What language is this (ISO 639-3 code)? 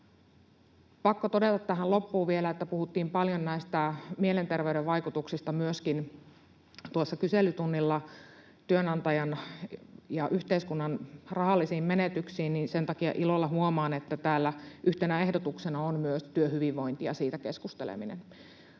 fin